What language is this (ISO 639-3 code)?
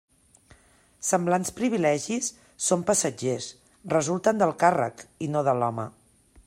cat